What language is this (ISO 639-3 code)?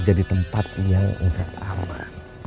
ind